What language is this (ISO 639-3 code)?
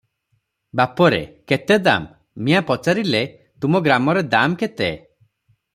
ori